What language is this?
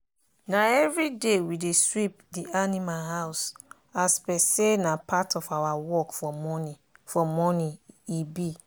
Nigerian Pidgin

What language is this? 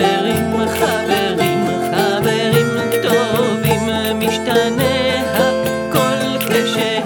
Hebrew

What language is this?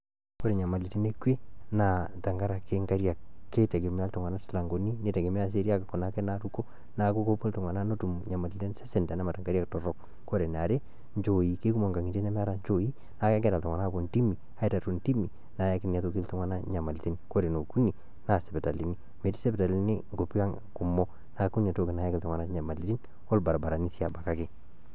Masai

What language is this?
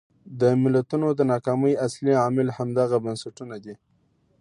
Pashto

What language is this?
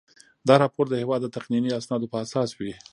Pashto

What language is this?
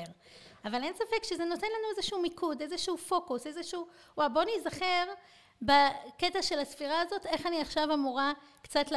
Hebrew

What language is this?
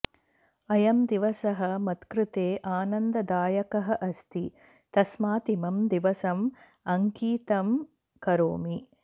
Sanskrit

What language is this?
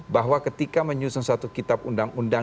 Indonesian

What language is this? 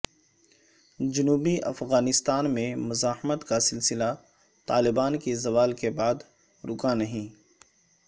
Urdu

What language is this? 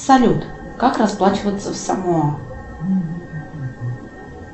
Russian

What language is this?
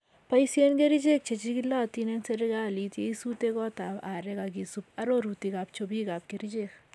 Kalenjin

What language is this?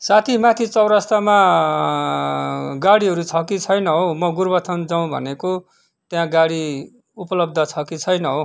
Nepali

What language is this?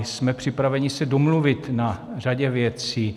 Czech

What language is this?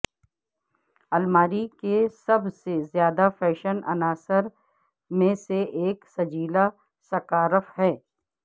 Urdu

